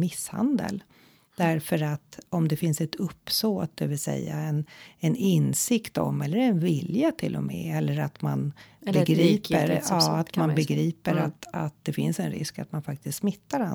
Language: Swedish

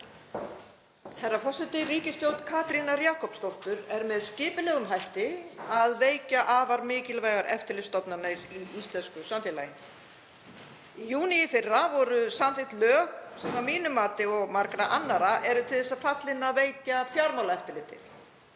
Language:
Icelandic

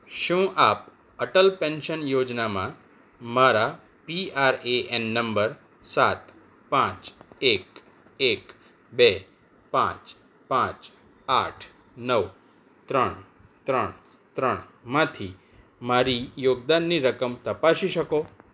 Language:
Gujarati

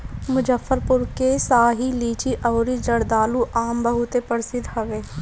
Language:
Bhojpuri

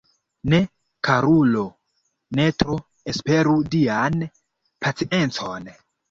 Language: Esperanto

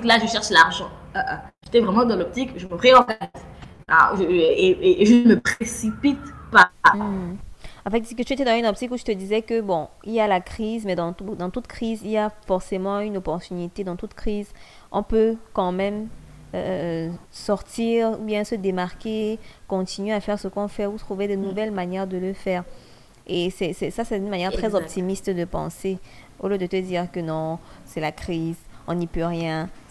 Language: French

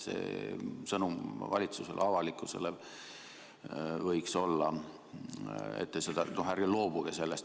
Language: Estonian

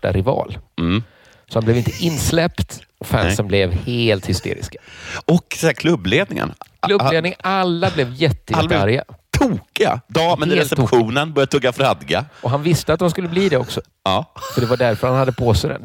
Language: Swedish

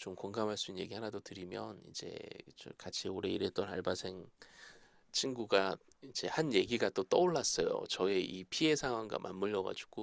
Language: Korean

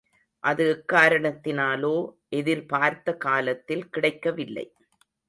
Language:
Tamil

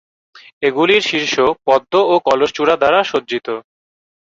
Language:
Bangla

